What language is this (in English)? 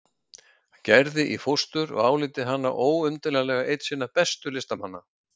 Icelandic